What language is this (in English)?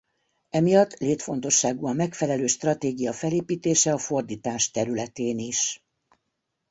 Hungarian